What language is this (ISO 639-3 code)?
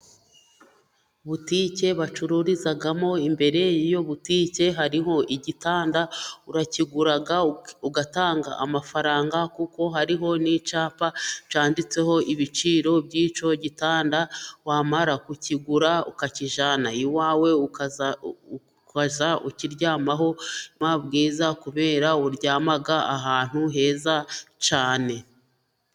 kin